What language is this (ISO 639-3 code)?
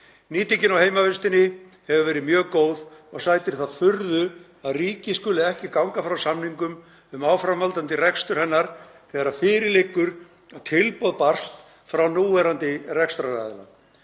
isl